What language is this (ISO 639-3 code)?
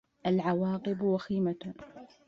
ara